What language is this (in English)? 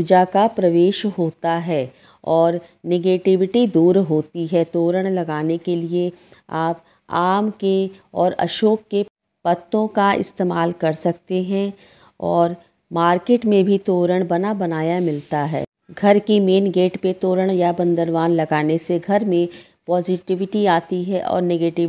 Hindi